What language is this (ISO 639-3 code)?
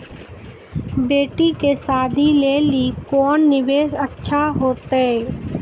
mai